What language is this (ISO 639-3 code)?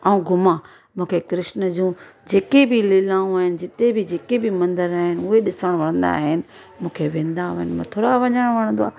snd